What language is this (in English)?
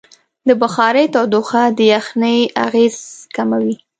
Pashto